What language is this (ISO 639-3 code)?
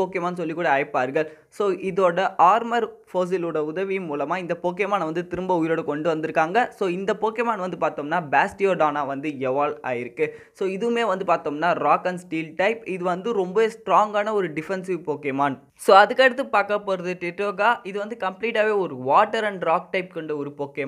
tam